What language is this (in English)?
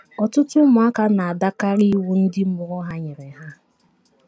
Igbo